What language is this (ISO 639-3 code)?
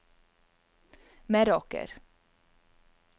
nor